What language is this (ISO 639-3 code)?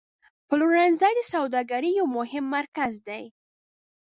pus